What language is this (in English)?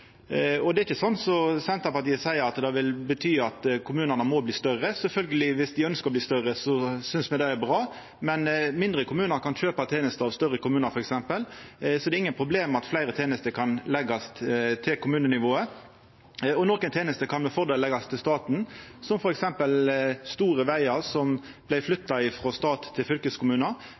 Norwegian Nynorsk